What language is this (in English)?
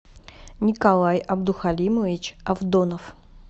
Russian